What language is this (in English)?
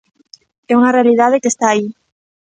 Galician